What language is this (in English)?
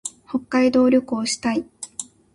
Japanese